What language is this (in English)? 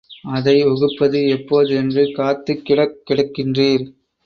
Tamil